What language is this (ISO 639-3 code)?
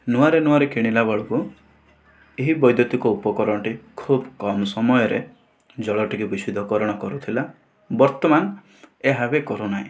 ori